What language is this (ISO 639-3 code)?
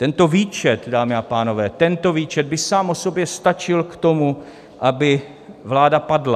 ces